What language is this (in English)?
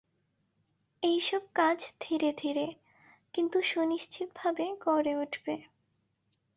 Bangla